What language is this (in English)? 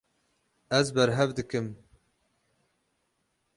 Kurdish